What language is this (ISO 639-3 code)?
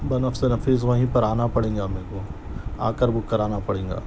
urd